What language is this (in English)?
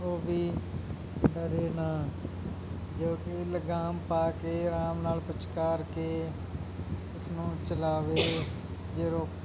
Punjabi